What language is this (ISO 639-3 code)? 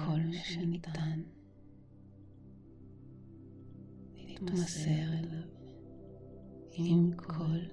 heb